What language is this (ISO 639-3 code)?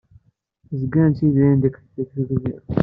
kab